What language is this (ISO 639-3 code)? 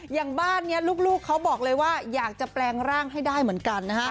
tha